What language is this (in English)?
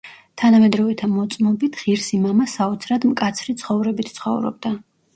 Georgian